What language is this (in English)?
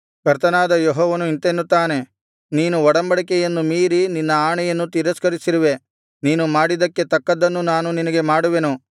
Kannada